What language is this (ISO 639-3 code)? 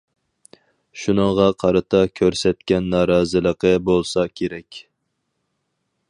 uig